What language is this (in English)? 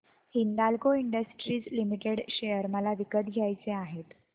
Marathi